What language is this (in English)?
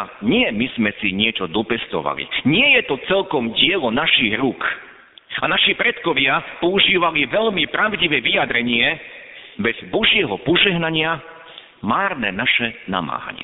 Slovak